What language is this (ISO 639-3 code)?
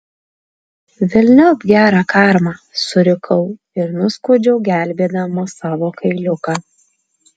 lit